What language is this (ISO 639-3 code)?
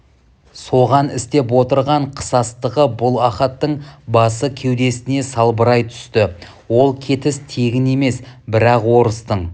kaz